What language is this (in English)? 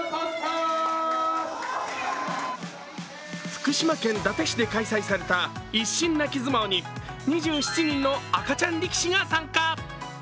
Japanese